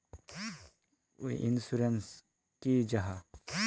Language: Magahi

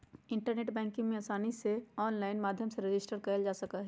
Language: Magahi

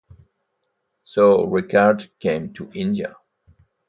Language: English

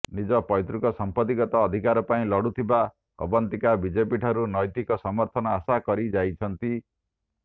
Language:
Odia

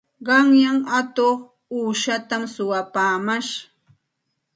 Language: Santa Ana de Tusi Pasco Quechua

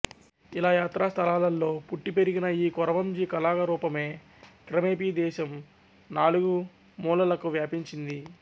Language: Telugu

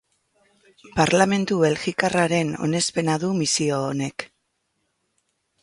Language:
Basque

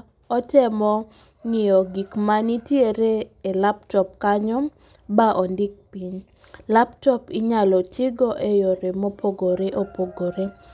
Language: Luo (Kenya and Tanzania)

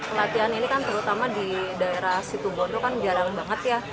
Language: Indonesian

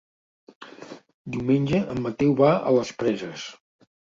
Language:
Catalan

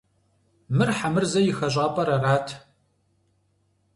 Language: Kabardian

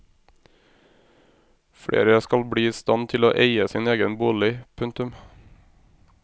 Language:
Norwegian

